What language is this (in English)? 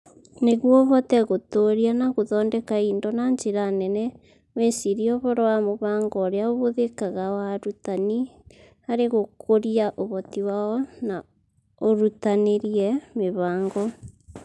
Kikuyu